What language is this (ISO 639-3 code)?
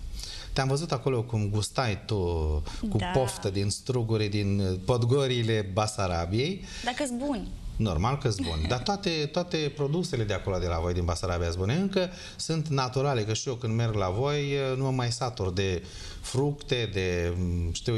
ron